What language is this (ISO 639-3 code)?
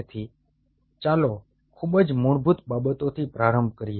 guj